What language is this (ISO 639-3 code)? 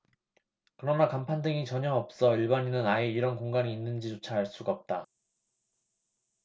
kor